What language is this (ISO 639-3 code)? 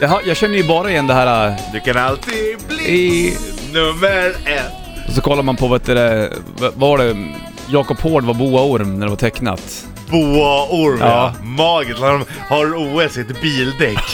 swe